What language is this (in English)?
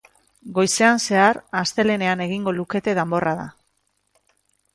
Basque